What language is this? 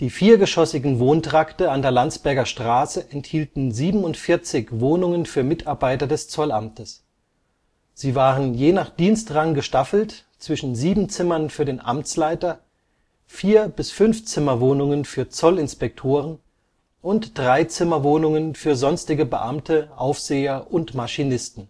German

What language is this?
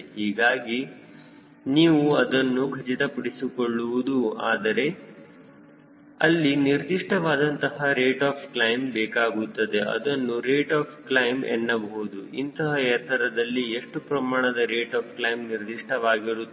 Kannada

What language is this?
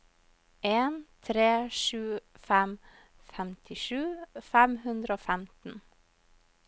Norwegian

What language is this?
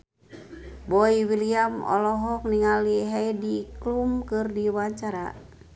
Sundanese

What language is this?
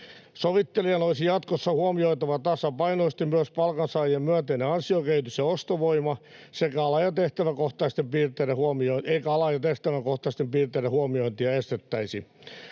Finnish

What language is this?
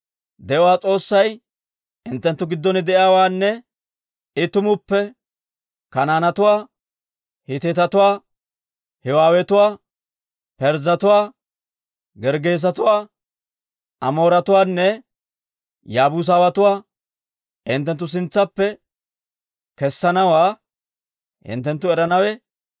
Dawro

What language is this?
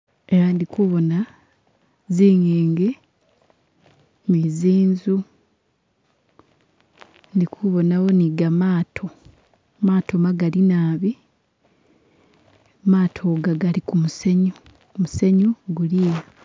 Masaaba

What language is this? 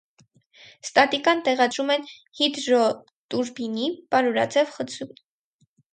Armenian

